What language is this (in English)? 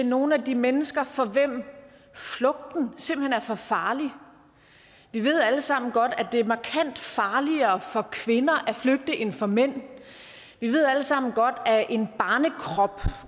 Danish